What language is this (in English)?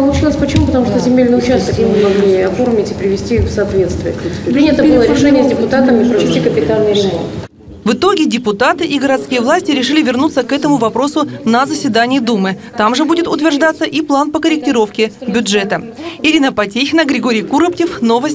Russian